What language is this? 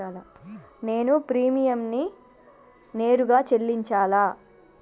Telugu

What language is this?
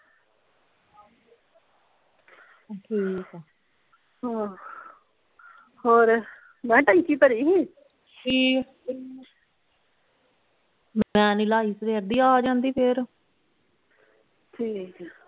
Punjabi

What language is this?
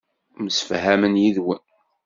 Kabyle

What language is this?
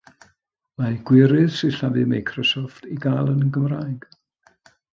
Welsh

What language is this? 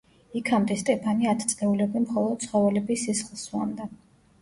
Georgian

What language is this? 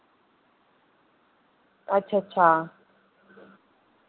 Dogri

